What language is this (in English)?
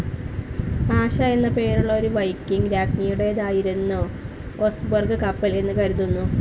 Malayalam